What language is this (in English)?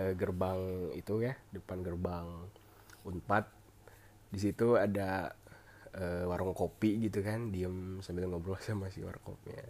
Indonesian